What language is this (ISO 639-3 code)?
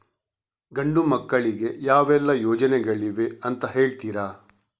kan